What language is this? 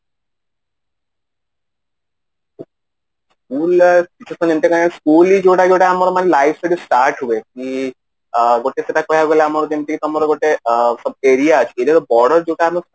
Odia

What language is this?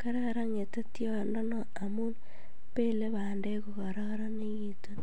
Kalenjin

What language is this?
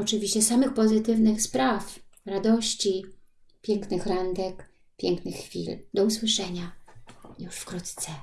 Polish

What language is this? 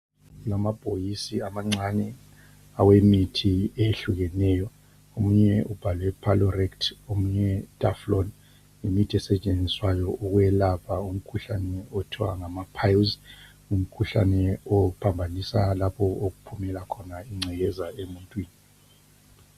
North Ndebele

